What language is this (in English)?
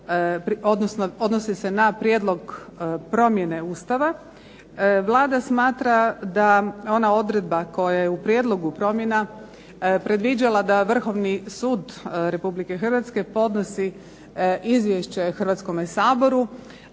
Croatian